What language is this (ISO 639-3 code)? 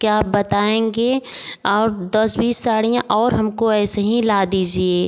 hin